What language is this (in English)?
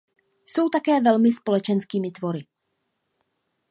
Czech